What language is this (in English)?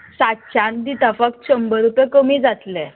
Konkani